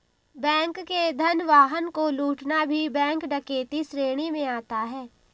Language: Hindi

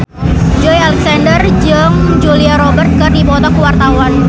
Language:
Sundanese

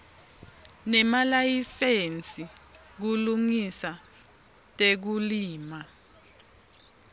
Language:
Swati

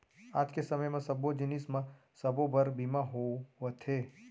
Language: Chhattisgarhi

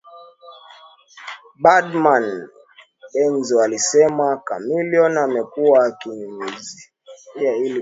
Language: Swahili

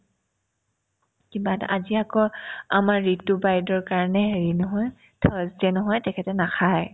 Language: Assamese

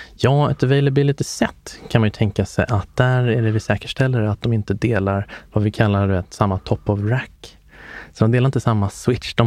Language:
Swedish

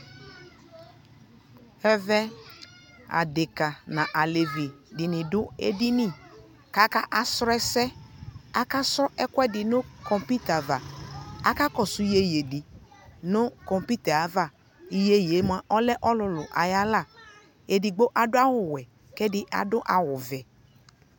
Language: Ikposo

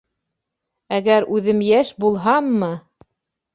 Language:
Bashkir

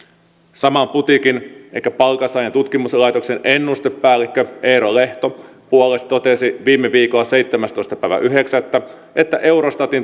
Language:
Finnish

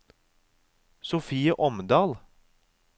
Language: Norwegian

